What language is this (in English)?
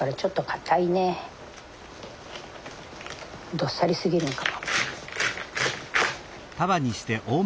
Japanese